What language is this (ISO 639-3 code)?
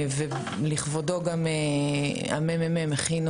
heb